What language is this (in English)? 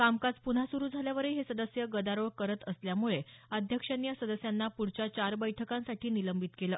Marathi